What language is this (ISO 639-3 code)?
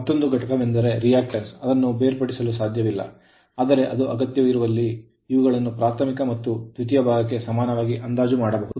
kan